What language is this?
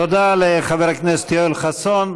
Hebrew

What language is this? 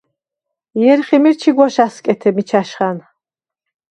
Svan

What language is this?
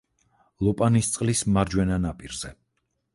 Georgian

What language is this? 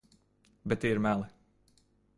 Latvian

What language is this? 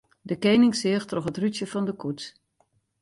Western Frisian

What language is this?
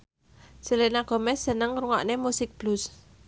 Javanese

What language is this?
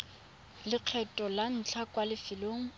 Tswana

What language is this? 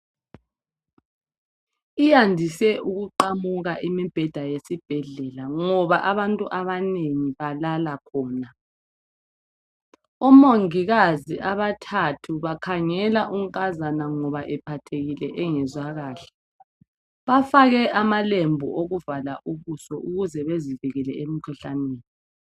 North Ndebele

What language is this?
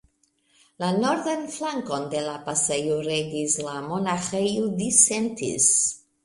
Esperanto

